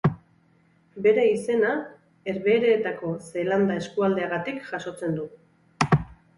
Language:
Basque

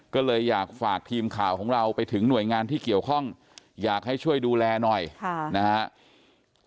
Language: Thai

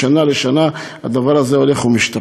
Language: Hebrew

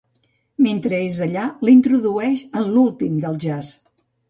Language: Catalan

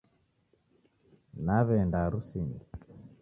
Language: Taita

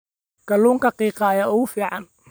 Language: Somali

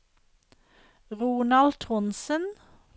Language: Norwegian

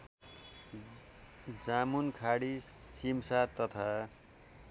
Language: Nepali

